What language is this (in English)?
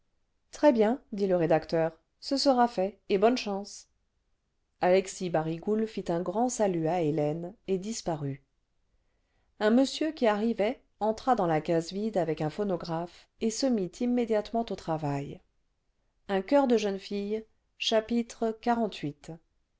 French